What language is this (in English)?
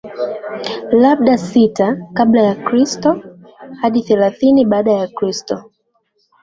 Swahili